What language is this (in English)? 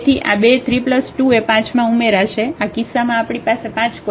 Gujarati